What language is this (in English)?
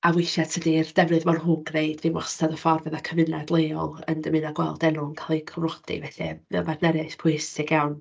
Welsh